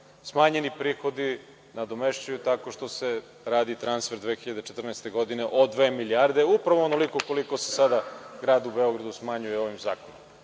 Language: Serbian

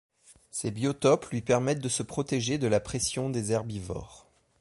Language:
French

